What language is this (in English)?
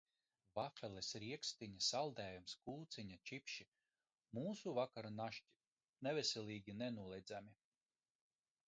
Latvian